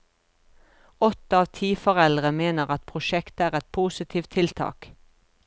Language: Norwegian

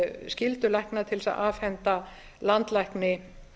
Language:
Icelandic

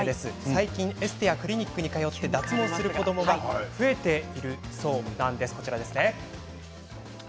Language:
Japanese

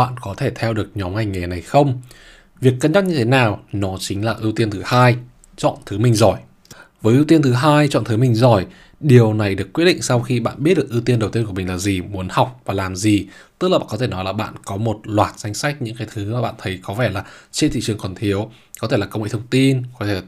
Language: Vietnamese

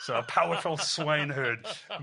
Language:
Welsh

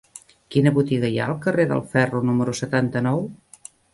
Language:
Catalan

